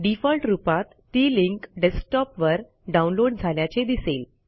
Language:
Marathi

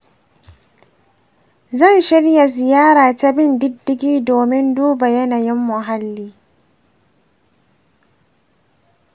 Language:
Hausa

